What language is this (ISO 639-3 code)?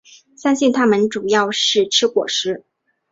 zho